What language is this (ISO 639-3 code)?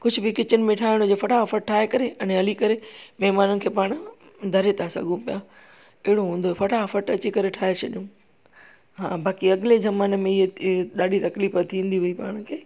snd